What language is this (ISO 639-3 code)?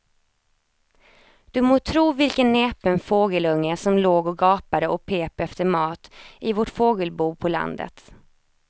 swe